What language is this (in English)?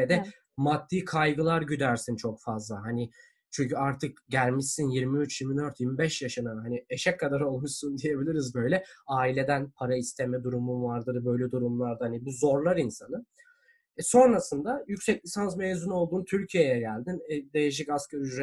Turkish